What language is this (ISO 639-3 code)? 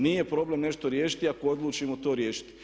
hrv